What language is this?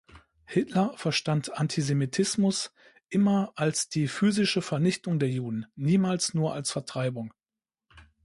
German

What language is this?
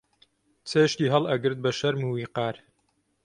Central Kurdish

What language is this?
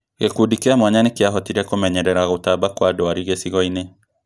Kikuyu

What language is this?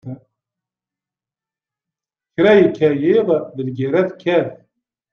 Kabyle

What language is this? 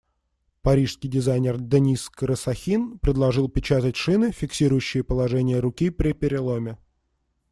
Russian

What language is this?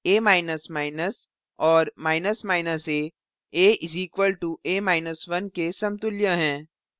Hindi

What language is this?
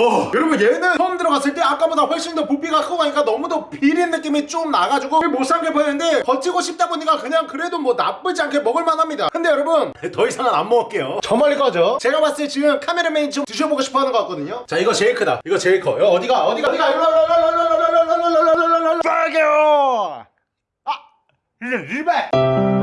Korean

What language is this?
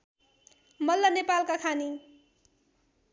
Nepali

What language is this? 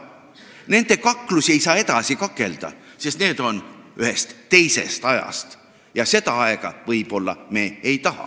Estonian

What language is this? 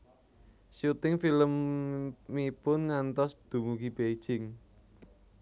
Javanese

